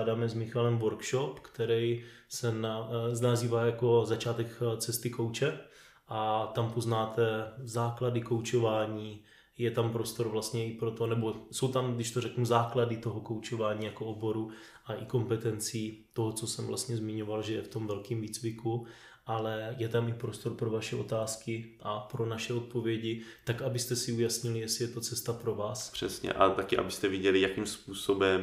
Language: Czech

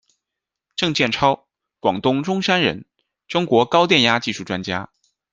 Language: Chinese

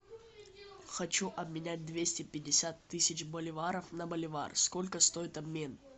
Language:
Russian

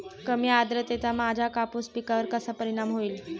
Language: Marathi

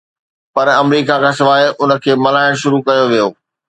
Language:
Sindhi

